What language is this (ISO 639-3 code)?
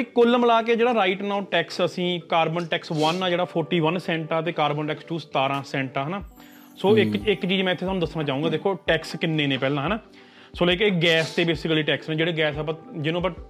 pan